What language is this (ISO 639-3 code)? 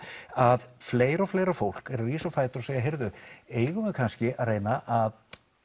isl